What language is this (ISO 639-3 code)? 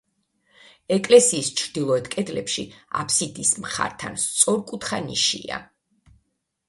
kat